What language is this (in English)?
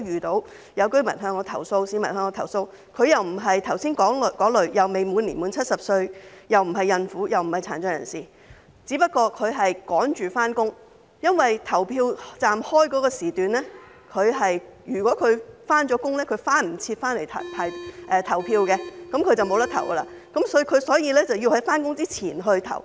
Cantonese